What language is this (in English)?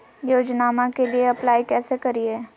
Magahi